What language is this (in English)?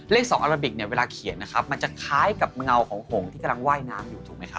Thai